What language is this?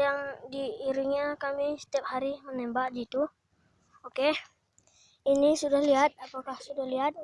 Spanish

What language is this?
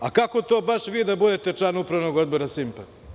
Serbian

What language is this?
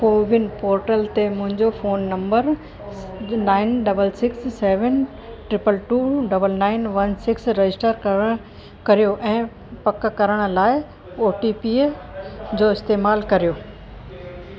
Sindhi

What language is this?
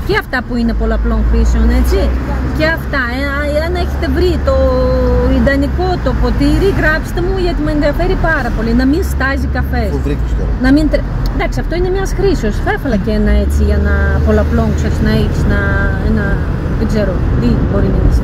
Greek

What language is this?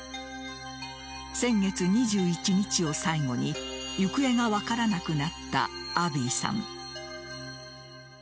Japanese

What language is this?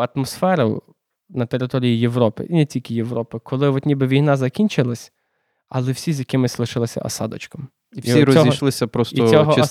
Ukrainian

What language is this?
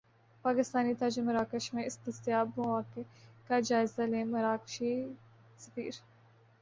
Urdu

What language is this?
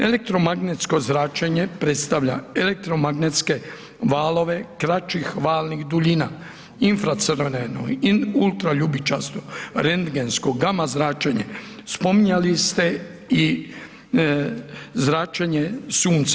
Croatian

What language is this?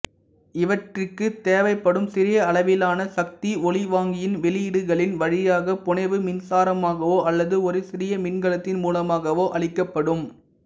Tamil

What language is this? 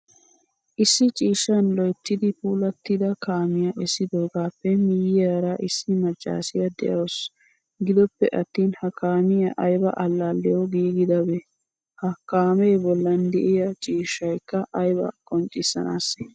Wolaytta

